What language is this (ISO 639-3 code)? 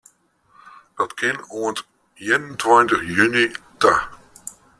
fry